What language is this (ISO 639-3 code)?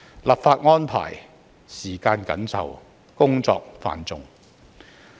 yue